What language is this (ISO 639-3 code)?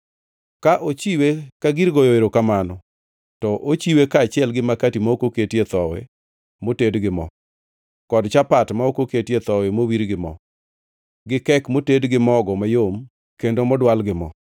luo